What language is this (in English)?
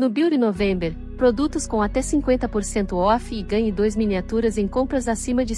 Portuguese